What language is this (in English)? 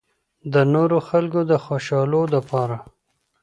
Pashto